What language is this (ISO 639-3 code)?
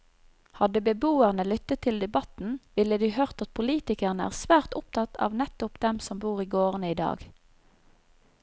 nor